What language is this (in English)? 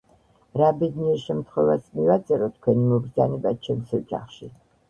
Georgian